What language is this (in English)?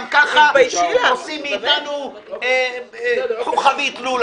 Hebrew